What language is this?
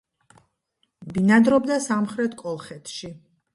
Georgian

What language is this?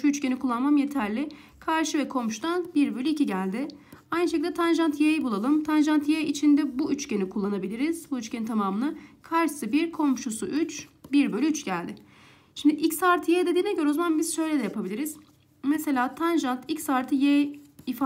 Turkish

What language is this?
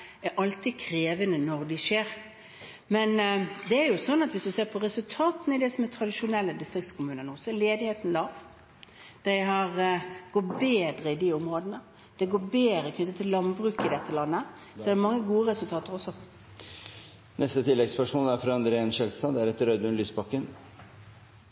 Norwegian Bokmål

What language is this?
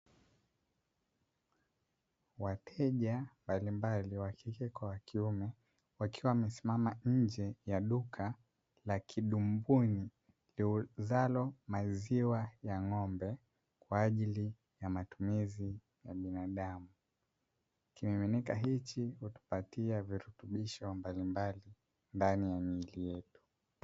Swahili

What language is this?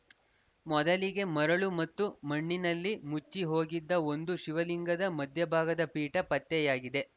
Kannada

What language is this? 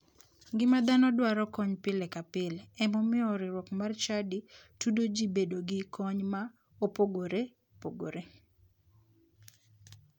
Luo (Kenya and Tanzania)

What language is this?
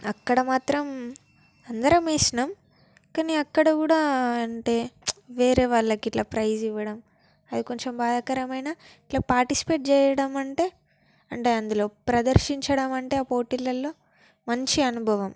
Telugu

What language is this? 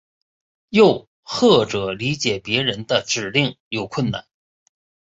Chinese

